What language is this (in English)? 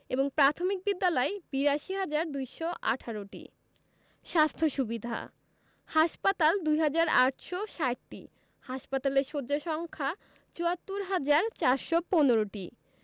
Bangla